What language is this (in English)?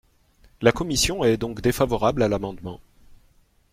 French